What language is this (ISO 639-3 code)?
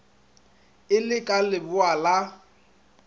nso